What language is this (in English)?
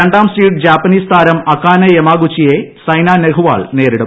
Malayalam